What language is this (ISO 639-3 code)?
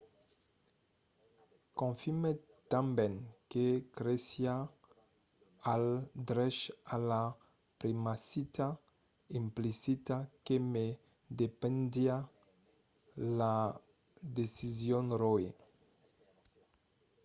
oci